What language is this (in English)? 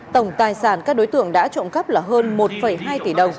Vietnamese